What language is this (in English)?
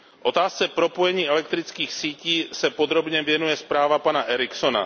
Czech